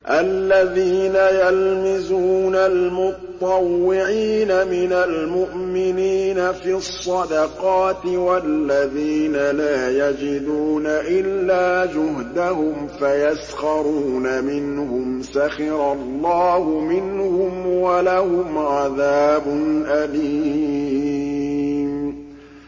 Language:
Arabic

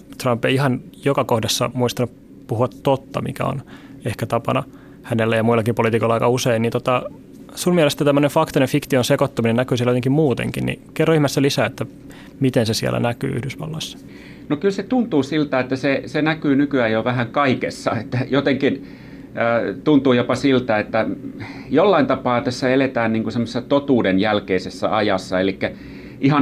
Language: Finnish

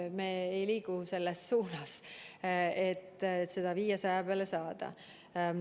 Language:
Estonian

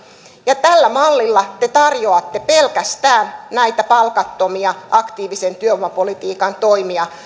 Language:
Finnish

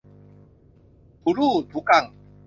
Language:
Thai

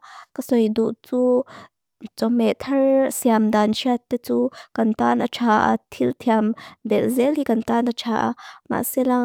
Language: Mizo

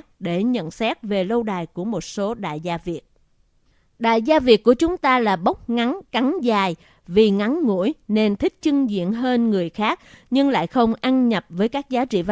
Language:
Vietnamese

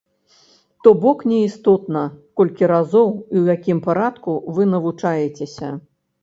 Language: Belarusian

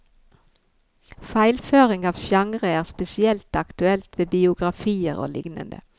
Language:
Norwegian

